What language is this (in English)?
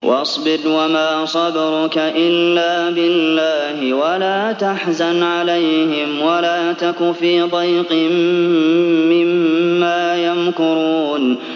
Arabic